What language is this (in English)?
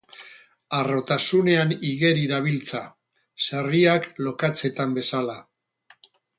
Basque